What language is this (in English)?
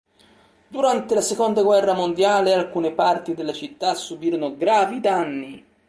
Italian